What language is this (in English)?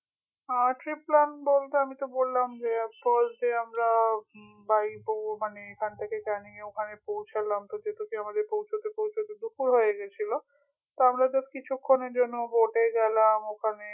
Bangla